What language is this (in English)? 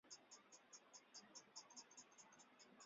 Chinese